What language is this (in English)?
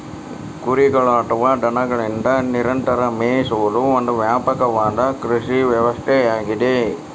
Kannada